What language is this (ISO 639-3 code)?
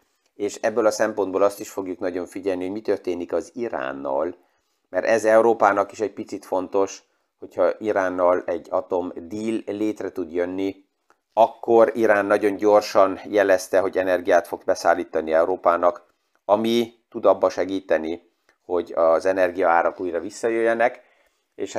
hun